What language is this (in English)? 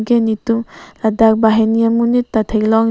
Karbi